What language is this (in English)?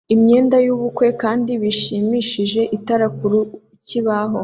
Kinyarwanda